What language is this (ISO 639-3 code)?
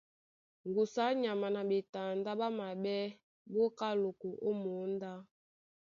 dua